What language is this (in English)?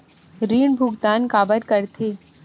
Chhattisgarhi